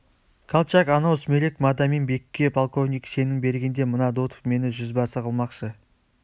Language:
Kazakh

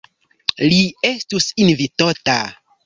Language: Esperanto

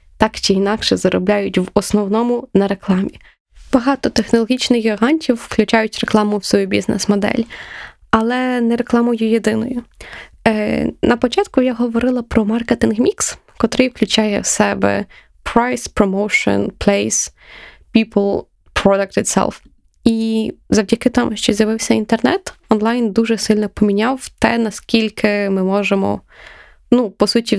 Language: Ukrainian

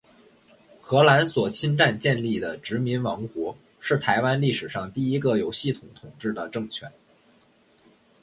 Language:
Chinese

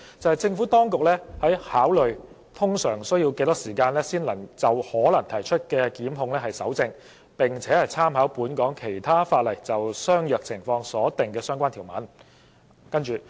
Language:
Cantonese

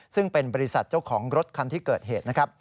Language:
Thai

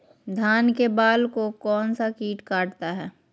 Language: Magahi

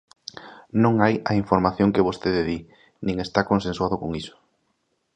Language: Galician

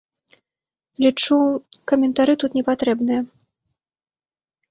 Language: Belarusian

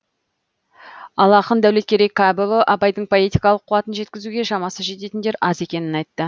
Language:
Kazakh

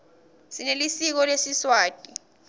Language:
Swati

